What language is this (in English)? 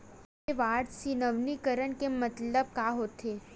Chhattisgarhi